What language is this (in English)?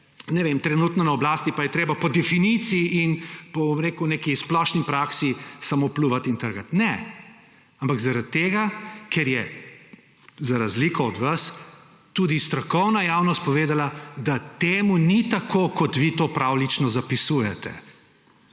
Slovenian